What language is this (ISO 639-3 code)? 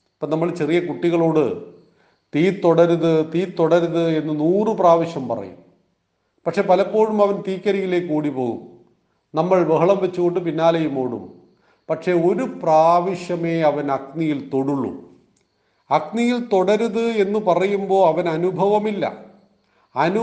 mal